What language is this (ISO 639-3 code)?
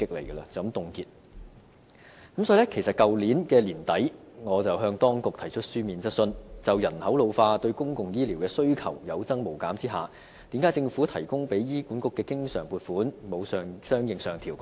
yue